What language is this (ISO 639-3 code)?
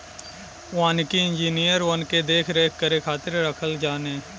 bho